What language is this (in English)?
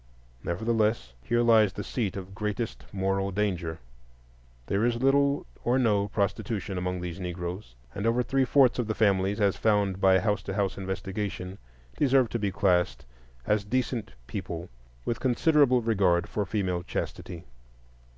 English